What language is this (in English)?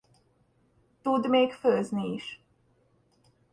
Hungarian